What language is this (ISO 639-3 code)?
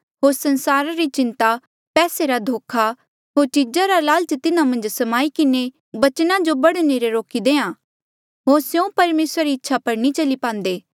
mjl